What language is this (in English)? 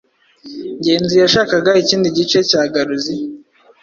Kinyarwanda